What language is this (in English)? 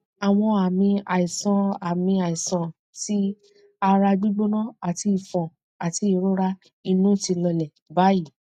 Yoruba